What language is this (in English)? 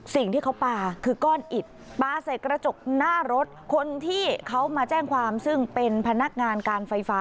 Thai